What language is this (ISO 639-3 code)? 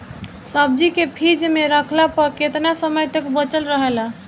bho